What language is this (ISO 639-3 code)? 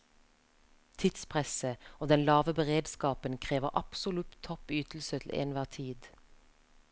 nor